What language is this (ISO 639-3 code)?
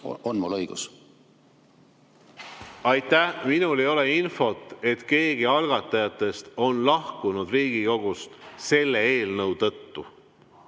est